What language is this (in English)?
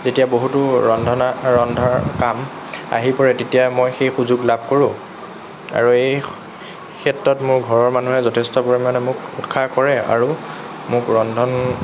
Assamese